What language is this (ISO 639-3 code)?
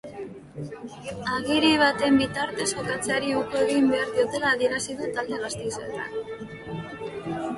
eus